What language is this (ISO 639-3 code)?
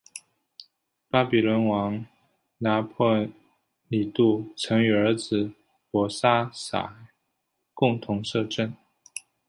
zho